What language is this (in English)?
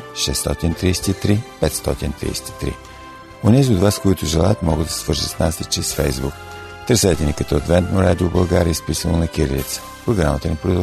Bulgarian